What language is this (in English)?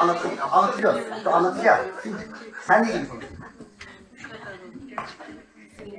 Turkish